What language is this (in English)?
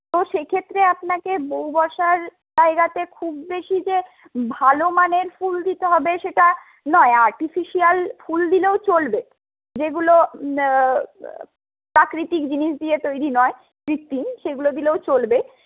Bangla